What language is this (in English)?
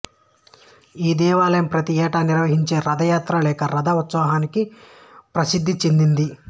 Telugu